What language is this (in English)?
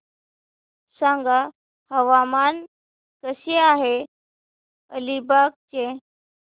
Marathi